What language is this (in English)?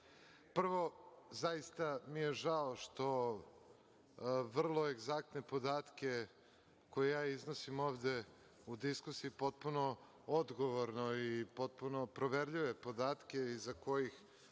Serbian